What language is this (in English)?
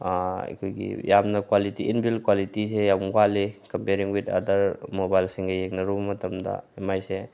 Manipuri